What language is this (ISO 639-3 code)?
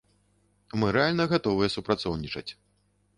bel